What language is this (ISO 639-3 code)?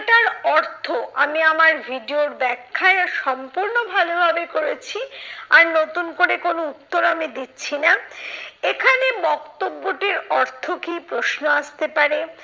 ben